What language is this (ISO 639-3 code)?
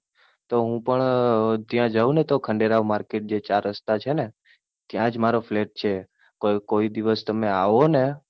guj